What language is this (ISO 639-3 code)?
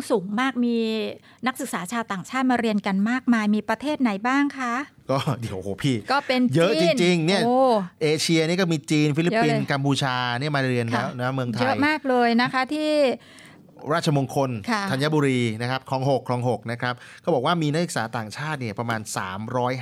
tha